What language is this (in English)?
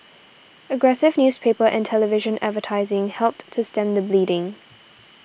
English